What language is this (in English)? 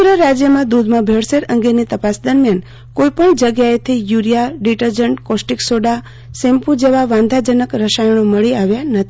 Gujarati